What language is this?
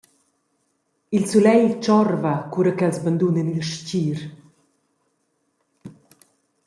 Romansh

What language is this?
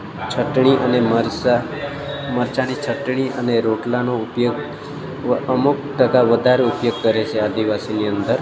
Gujarati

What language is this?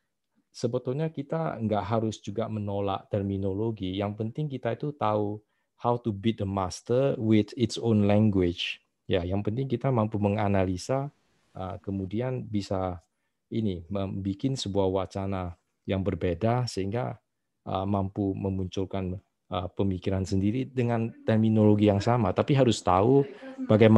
Indonesian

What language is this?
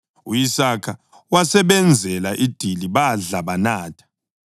North Ndebele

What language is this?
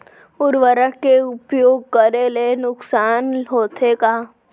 Chhattisgarhi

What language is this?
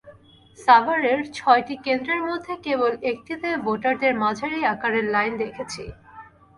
Bangla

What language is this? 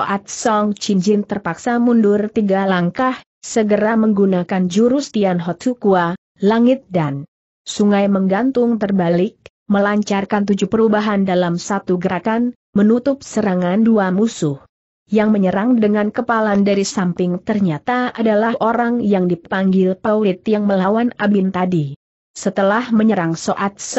Indonesian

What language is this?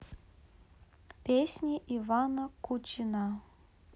Russian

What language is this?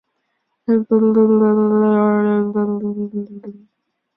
Chinese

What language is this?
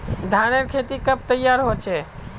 Magahi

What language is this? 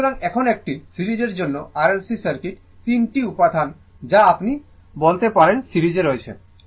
Bangla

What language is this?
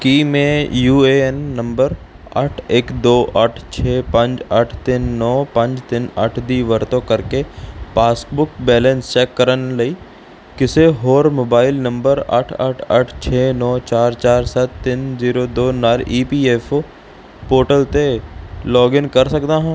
Punjabi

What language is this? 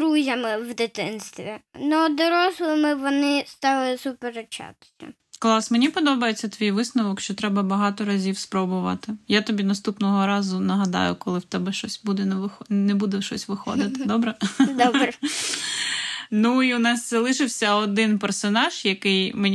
Ukrainian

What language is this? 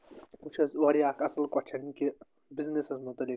Kashmiri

